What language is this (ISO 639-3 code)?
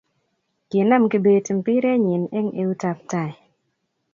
kln